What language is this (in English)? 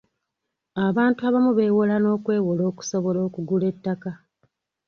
Ganda